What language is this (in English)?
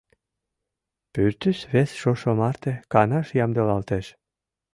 Mari